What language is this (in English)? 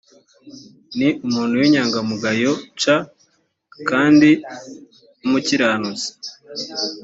Kinyarwanda